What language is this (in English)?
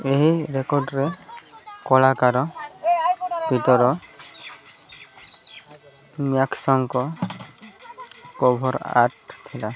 Odia